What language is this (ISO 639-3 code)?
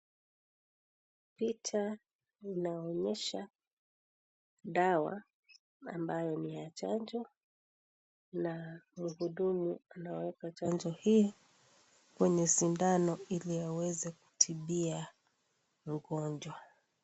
swa